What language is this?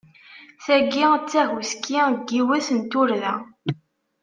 Kabyle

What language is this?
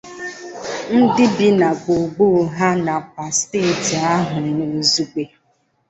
Igbo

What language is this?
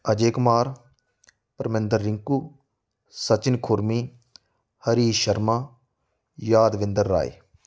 Punjabi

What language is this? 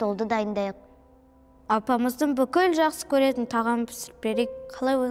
Kazakh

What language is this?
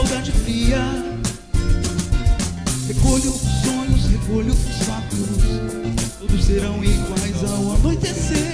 Portuguese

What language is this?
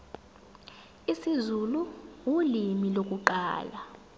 Zulu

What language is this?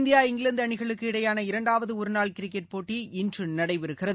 Tamil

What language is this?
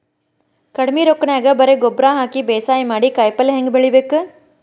Kannada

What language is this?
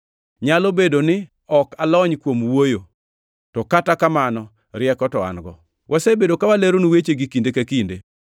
Luo (Kenya and Tanzania)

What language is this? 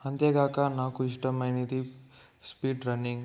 Telugu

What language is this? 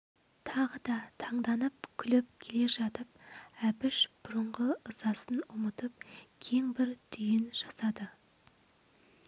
Kazakh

